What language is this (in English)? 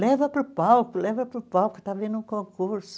Portuguese